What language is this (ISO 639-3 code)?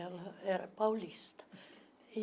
por